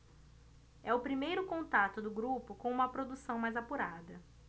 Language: Portuguese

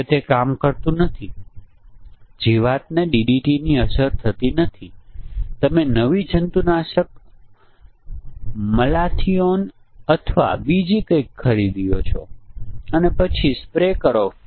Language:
Gujarati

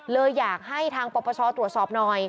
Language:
Thai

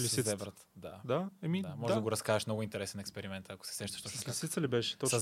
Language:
Bulgarian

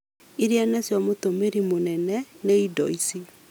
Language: Kikuyu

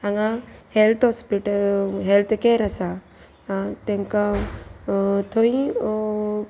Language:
Konkani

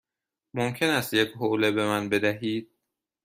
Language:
Persian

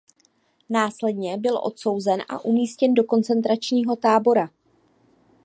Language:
Czech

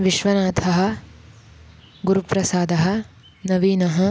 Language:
Sanskrit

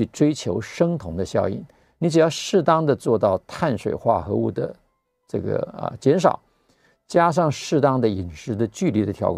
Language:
Chinese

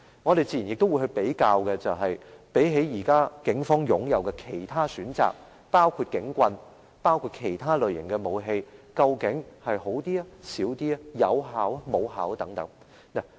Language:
Cantonese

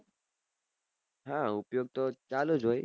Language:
Gujarati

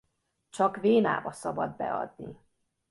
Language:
Hungarian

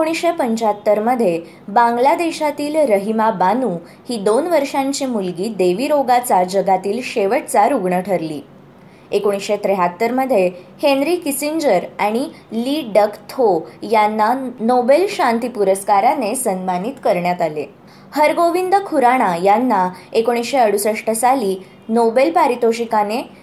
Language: Marathi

